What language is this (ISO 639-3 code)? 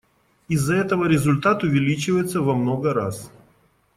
rus